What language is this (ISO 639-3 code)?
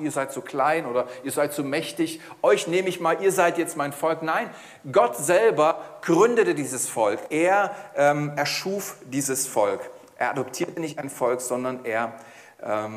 deu